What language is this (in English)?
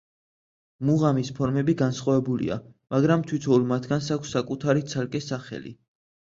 Georgian